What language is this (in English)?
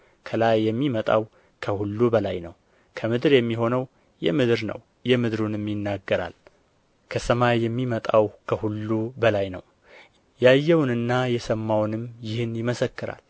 Amharic